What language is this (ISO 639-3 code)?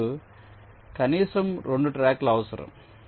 tel